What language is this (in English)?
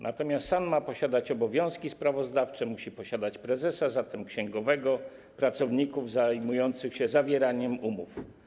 Polish